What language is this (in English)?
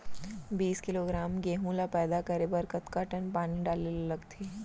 Chhattisgarhi